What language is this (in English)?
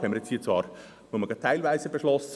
Swiss German